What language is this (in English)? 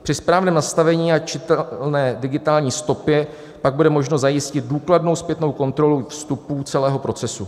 Czech